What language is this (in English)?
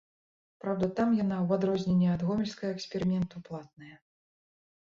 Belarusian